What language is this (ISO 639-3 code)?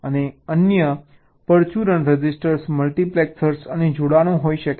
guj